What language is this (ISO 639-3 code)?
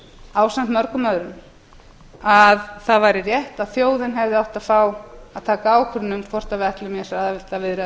isl